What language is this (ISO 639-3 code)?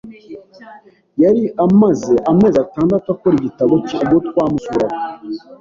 kin